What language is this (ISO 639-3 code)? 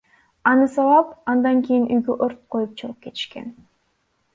kir